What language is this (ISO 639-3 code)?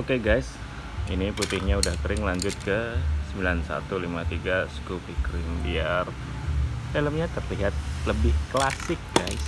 ind